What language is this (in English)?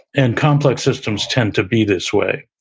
English